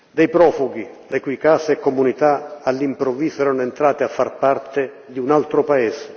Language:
Italian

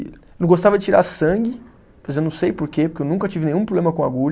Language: Portuguese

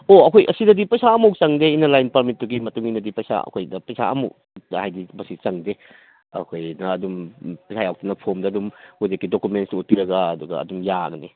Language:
Manipuri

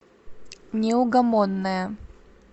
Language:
Russian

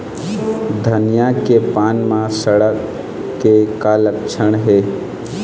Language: Chhattisgarhi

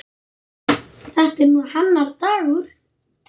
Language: Icelandic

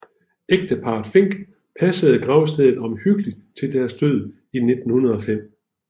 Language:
Danish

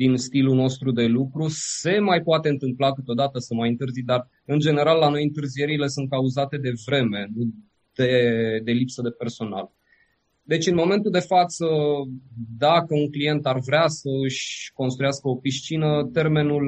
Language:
Romanian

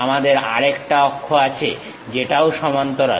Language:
Bangla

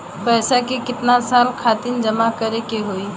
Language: Bhojpuri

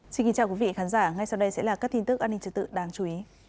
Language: Vietnamese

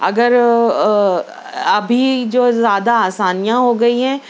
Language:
Urdu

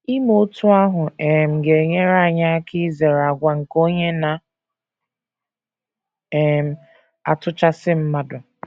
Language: Igbo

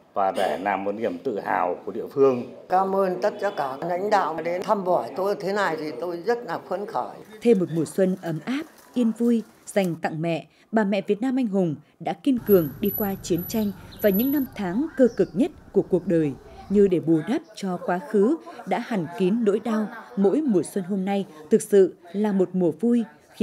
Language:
Vietnamese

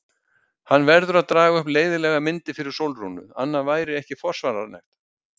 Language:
Icelandic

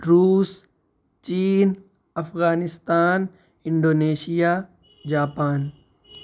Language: Urdu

